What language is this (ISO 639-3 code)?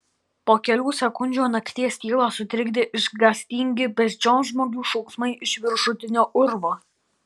lit